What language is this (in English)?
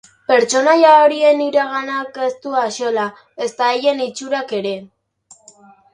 Basque